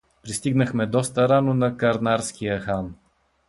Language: Bulgarian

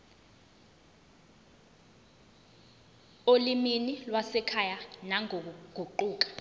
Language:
Zulu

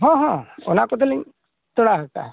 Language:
Santali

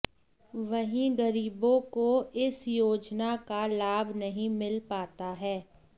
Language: Hindi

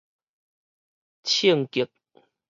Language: Min Nan Chinese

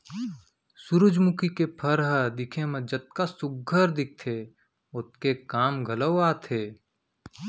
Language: Chhattisgarhi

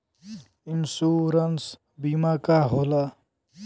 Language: Bhojpuri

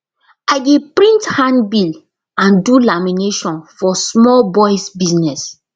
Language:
Nigerian Pidgin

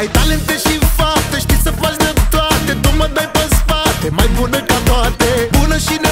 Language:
Romanian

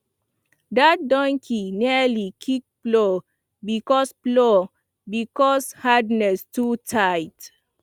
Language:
Nigerian Pidgin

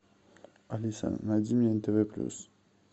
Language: Russian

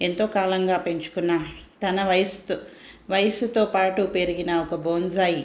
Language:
Telugu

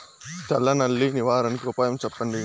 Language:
Telugu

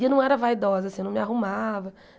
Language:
Portuguese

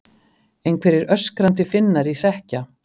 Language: Icelandic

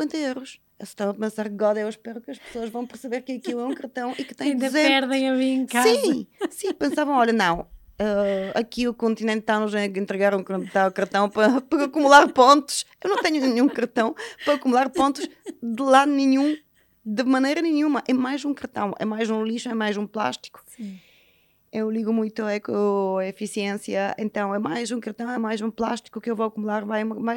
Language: Portuguese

